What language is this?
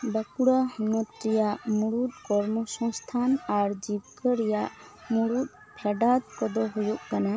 Santali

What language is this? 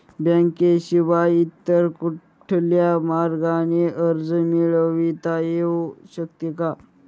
Marathi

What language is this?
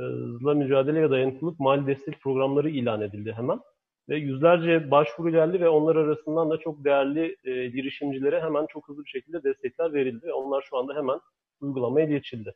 Turkish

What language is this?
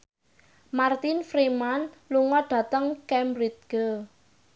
Javanese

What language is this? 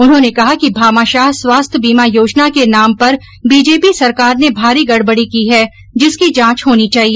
Hindi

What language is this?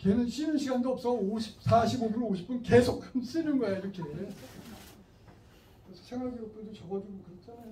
Korean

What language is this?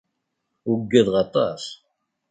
Kabyle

